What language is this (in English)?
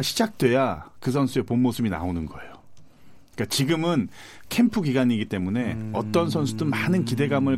Korean